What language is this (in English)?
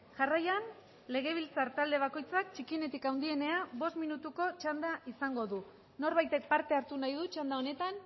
Basque